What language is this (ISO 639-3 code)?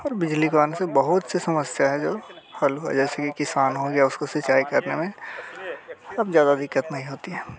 hin